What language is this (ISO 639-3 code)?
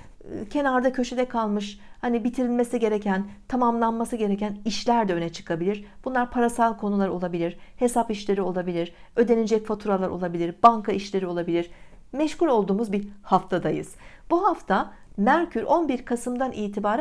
tur